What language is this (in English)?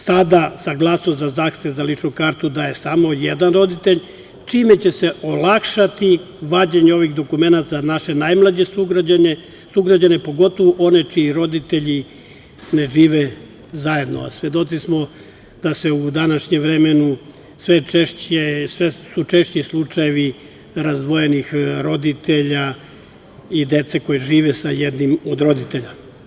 Serbian